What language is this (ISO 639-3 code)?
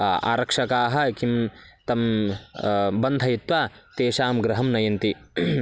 san